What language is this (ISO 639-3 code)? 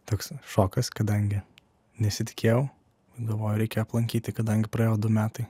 lit